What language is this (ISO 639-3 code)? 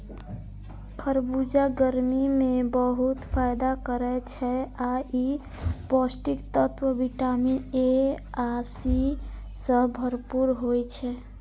mai